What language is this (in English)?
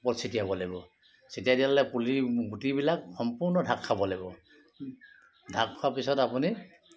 Assamese